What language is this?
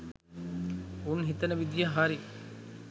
Sinhala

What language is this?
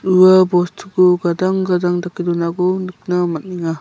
Garo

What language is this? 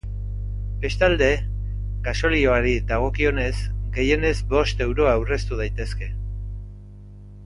Basque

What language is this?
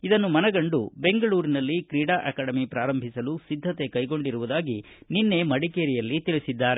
Kannada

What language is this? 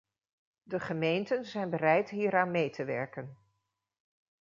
Dutch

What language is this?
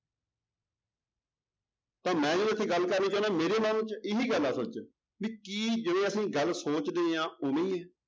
Punjabi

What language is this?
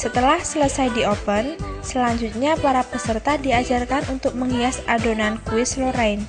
Indonesian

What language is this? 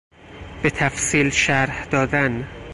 Persian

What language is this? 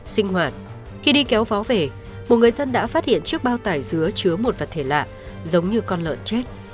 Vietnamese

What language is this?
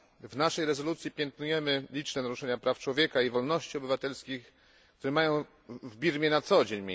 Polish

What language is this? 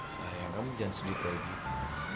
Indonesian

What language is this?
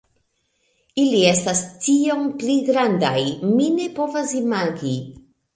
Esperanto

